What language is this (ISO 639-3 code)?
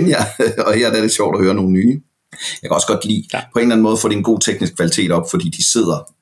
dan